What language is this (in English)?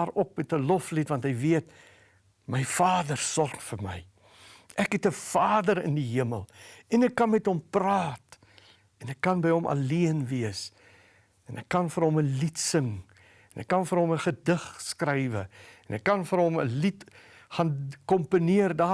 Dutch